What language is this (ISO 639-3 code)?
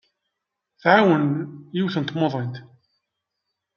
kab